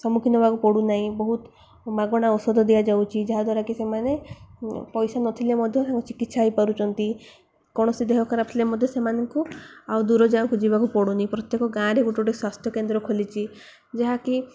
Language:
Odia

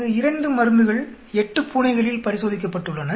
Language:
Tamil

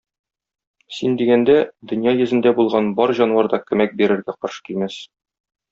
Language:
Tatar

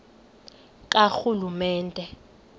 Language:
Xhosa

